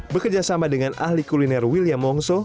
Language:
Indonesian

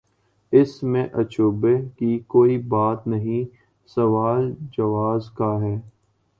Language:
Urdu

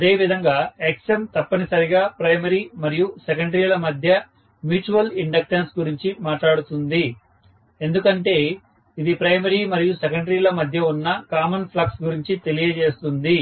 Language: Telugu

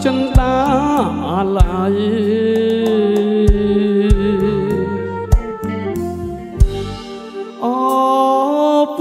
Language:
Thai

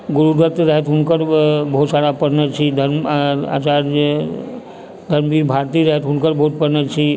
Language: Maithili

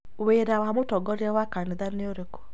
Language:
Kikuyu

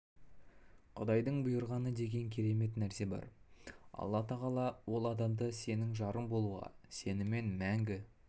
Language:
Kazakh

